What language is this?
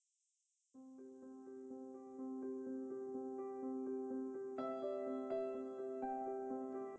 Bangla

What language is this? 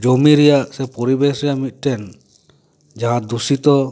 Santali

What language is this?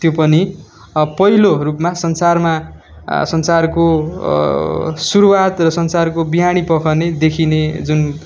Nepali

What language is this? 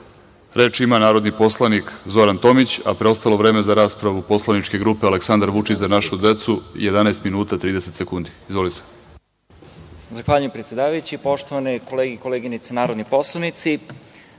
Serbian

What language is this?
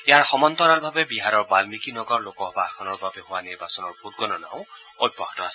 Assamese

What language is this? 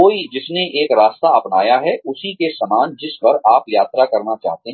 Hindi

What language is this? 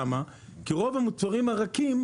Hebrew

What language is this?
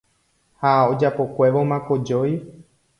Guarani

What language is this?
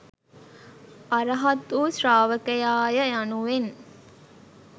Sinhala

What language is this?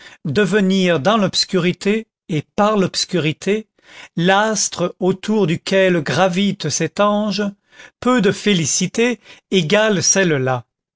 French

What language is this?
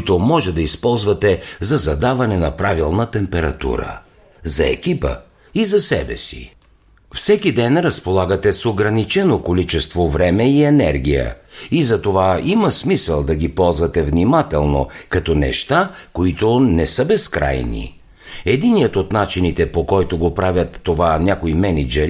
Bulgarian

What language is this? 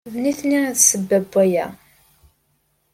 Kabyle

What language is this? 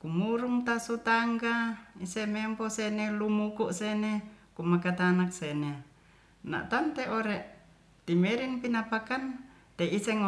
Ratahan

